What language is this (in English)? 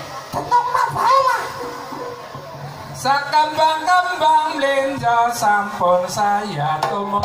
Thai